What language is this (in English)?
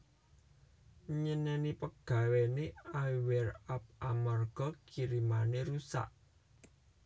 Javanese